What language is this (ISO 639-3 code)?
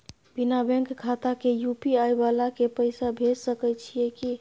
mai